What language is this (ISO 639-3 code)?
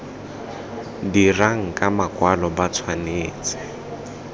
tsn